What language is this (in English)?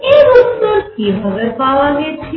Bangla